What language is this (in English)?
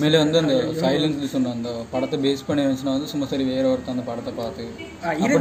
Tamil